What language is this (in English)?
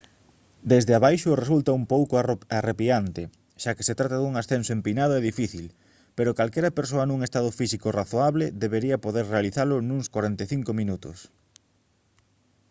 Galician